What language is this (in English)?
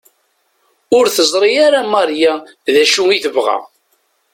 Kabyle